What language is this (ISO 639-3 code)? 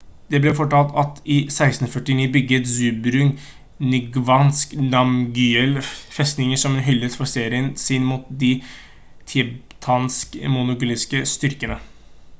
nob